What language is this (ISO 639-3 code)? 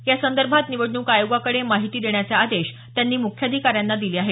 mar